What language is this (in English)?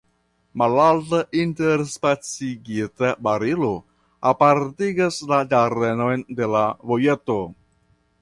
Esperanto